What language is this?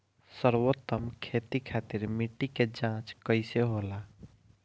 Bhojpuri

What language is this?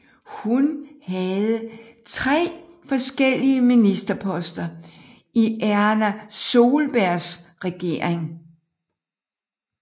Danish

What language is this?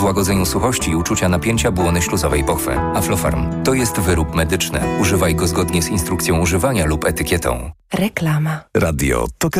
Polish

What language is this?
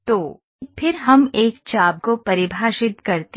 Hindi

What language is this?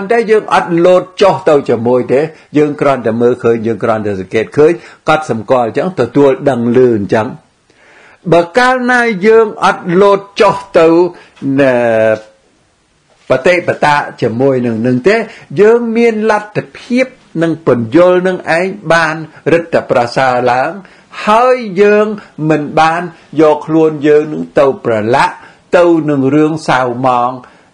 Vietnamese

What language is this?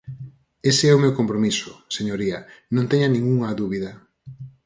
Galician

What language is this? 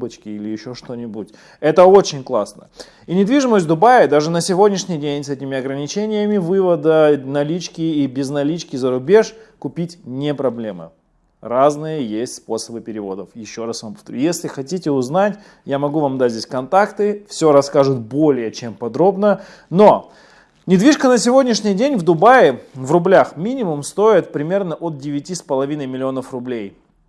Russian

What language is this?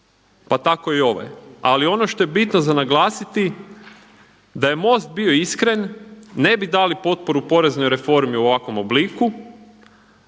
Croatian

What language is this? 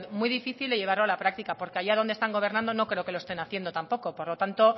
Spanish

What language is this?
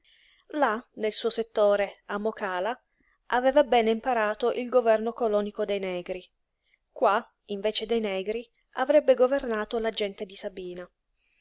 Italian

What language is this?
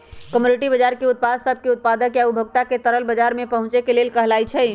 Magahi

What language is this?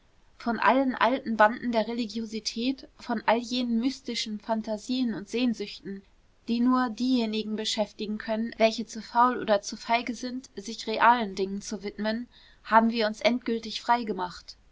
German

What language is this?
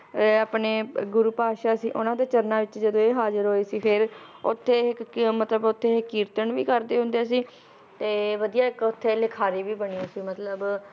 Punjabi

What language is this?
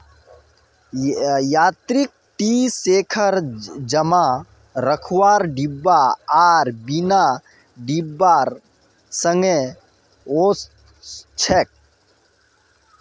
Magahi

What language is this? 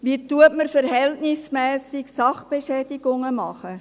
Swiss German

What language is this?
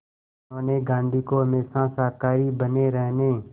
Hindi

